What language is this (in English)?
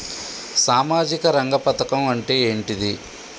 Telugu